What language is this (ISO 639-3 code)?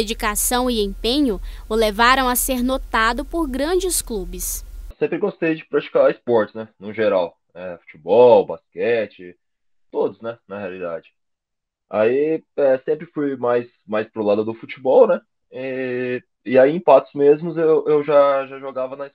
por